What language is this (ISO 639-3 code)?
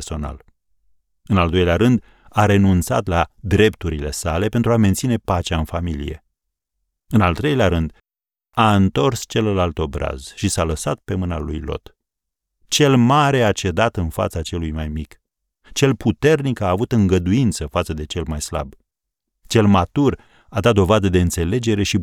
ron